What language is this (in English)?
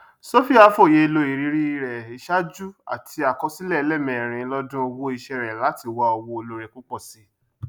Yoruba